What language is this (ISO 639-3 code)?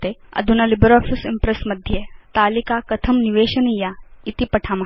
san